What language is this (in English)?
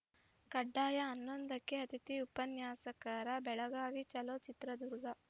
Kannada